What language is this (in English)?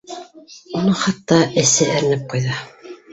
Bashkir